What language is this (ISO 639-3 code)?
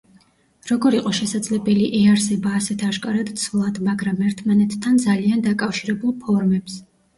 kat